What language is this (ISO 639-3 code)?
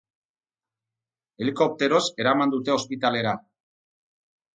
eus